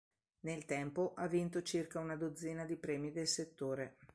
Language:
Italian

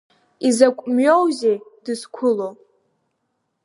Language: Abkhazian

